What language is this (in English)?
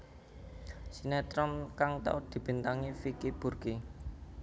Javanese